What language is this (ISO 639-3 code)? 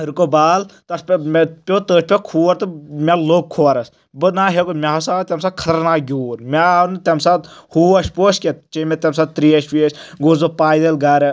kas